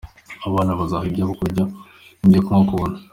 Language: Kinyarwanda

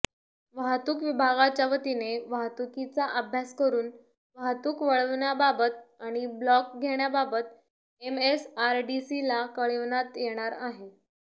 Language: Marathi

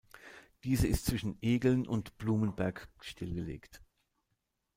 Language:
German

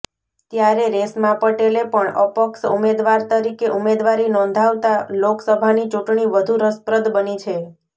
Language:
Gujarati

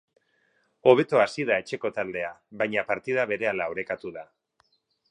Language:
Basque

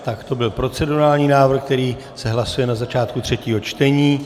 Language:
Czech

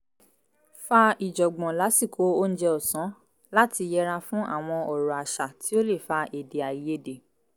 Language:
Yoruba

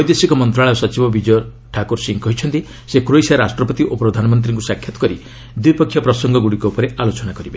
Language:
Odia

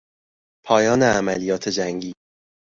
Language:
Persian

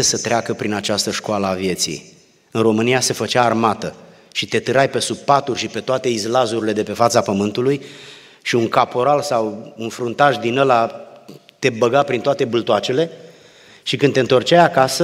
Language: Romanian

